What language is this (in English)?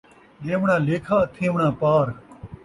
Saraiki